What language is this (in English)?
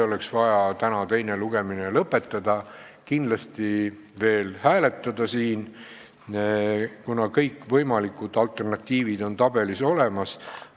Estonian